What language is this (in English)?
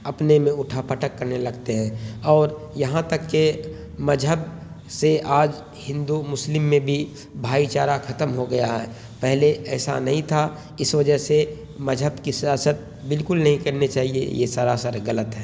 Urdu